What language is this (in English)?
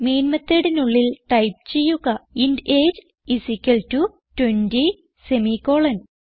Malayalam